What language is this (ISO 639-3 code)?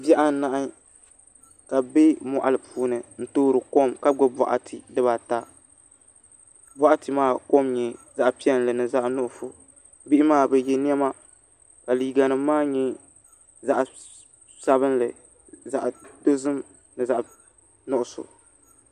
dag